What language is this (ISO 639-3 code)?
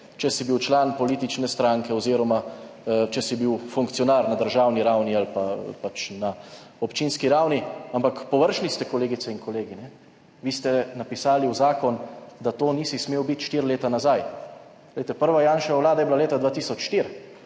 slv